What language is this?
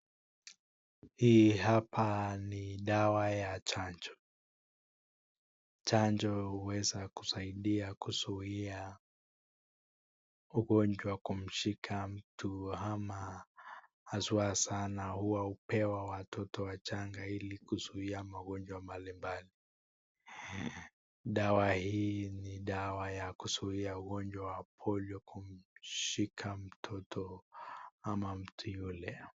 Swahili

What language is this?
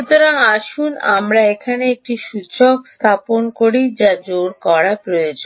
Bangla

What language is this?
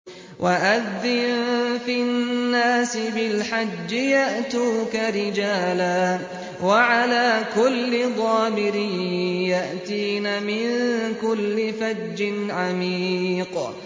Arabic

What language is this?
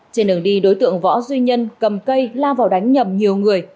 Vietnamese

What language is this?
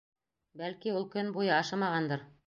Bashkir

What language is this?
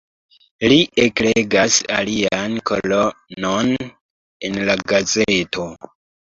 Esperanto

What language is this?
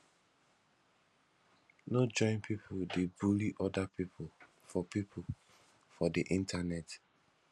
Nigerian Pidgin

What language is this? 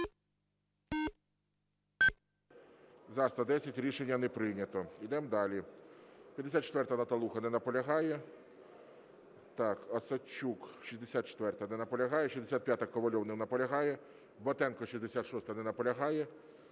Ukrainian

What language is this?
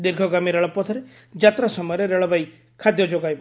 Odia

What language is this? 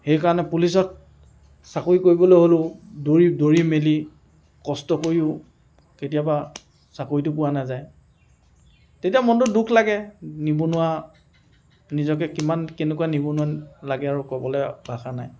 Assamese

